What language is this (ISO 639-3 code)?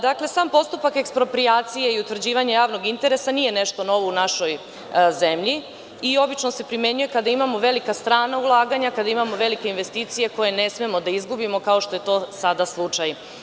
srp